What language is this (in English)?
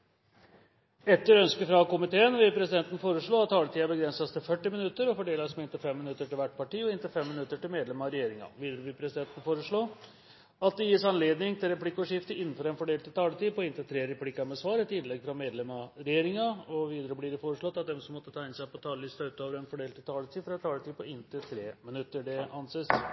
Norwegian Bokmål